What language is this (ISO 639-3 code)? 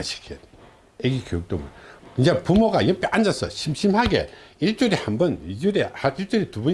kor